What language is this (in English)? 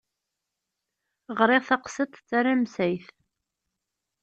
Kabyle